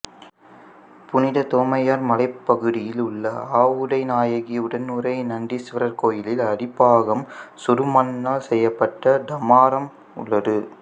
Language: Tamil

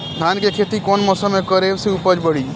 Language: Bhojpuri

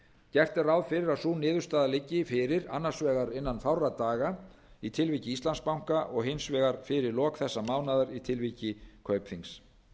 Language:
Icelandic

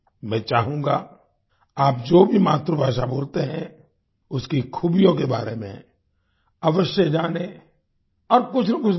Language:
Hindi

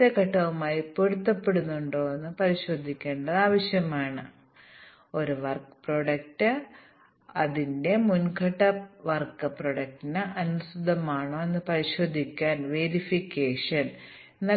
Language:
Malayalam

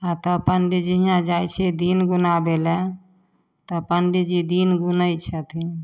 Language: Maithili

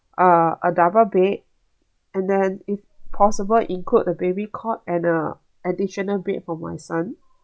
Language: English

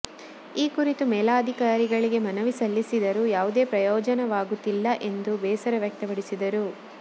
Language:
Kannada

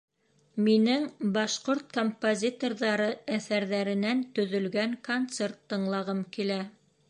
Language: Bashkir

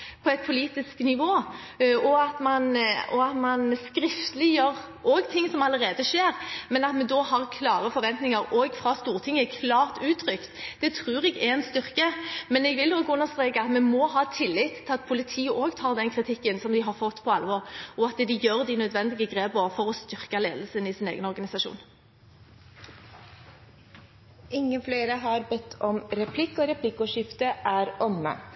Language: Norwegian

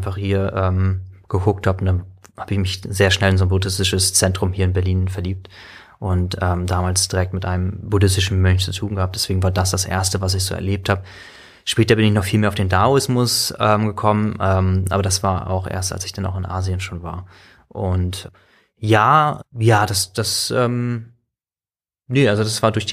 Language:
German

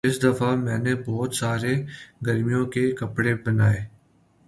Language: Urdu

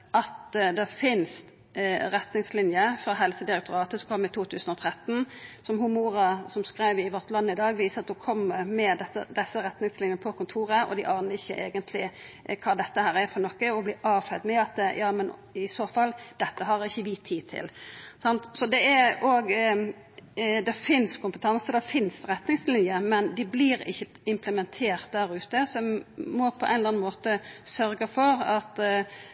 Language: Norwegian Nynorsk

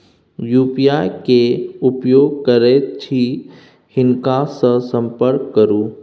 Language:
Maithili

